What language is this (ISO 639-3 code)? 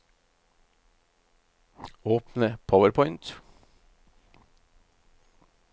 nor